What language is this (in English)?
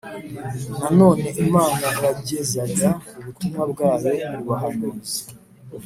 Kinyarwanda